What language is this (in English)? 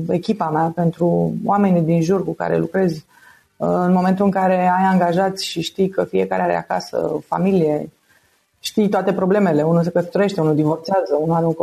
Romanian